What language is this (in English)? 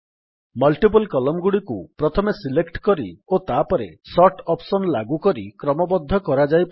Odia